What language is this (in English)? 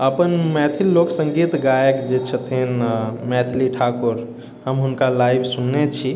Maithili